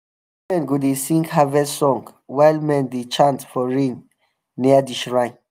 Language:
Nigerian Pidgin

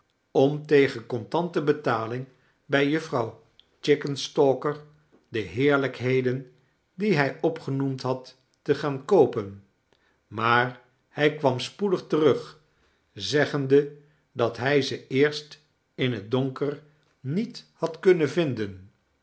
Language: Dutch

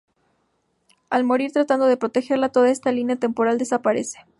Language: Spanish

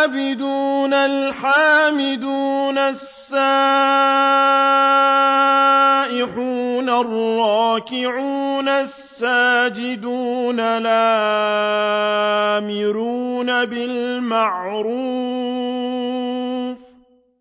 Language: Arabic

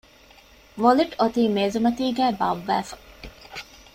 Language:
Divehi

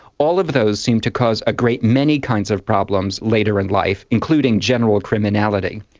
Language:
English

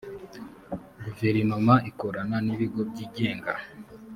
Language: Kinyarwanda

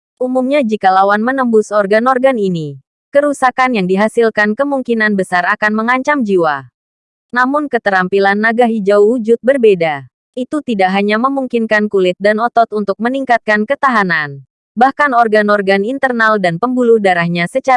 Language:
Indonesian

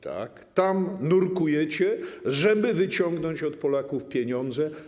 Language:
Polish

